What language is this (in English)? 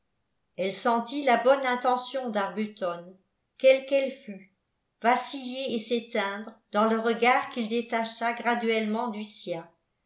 French